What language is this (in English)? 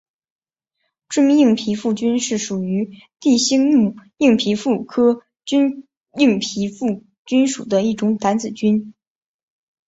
Chinese